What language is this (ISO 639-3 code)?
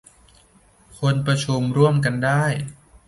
tha